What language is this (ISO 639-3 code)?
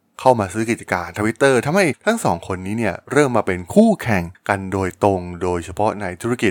tha